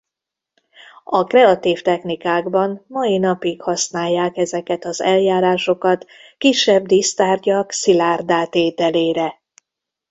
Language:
Hungarian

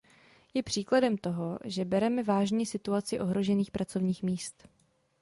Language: Czech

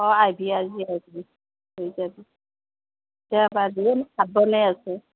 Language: Assamese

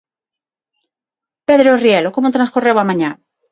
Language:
Galician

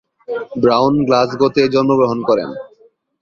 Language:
Bangla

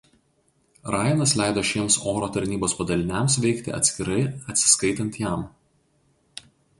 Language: Lithuanian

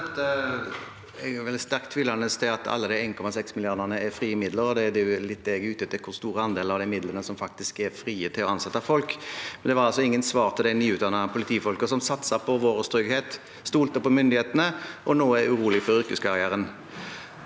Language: Norwegian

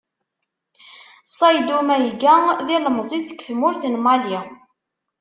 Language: Kabyle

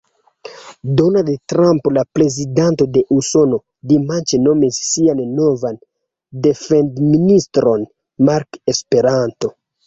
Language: Esperanto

